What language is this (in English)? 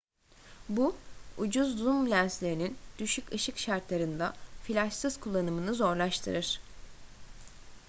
Turkish